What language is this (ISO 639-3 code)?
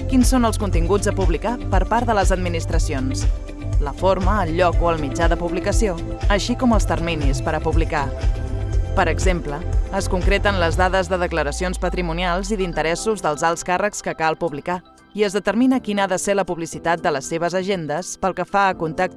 cat